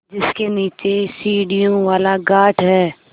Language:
Hindi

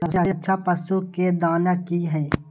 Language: Maithili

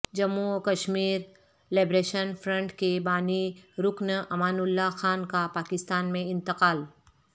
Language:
Urdu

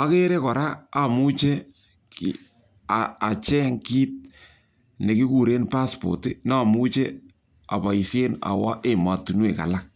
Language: Kalenjin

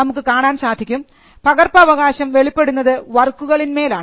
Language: Malayalam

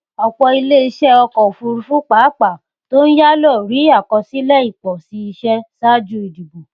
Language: Yoruba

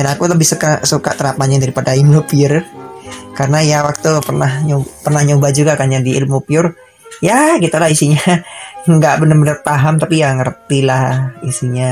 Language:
Indonesian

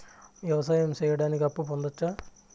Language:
Telugu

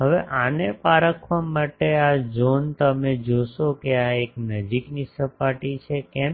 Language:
Gujarati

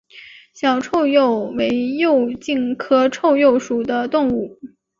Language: Chinese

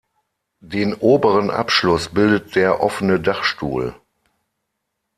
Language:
German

